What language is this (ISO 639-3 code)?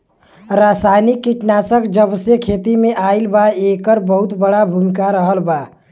bho